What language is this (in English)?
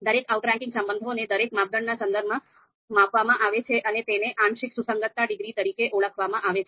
Gujarati